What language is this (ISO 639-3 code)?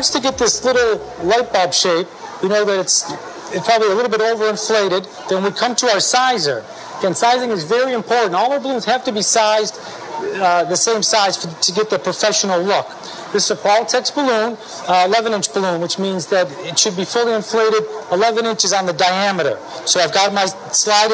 eng